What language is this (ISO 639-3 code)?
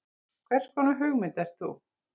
isl